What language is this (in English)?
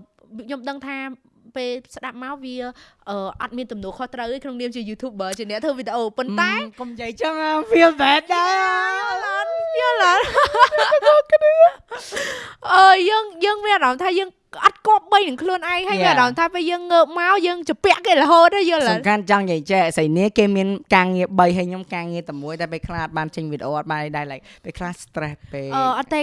Vietnamese